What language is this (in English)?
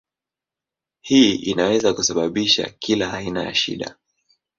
Swahili